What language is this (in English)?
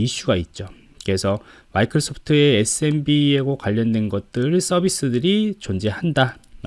Korean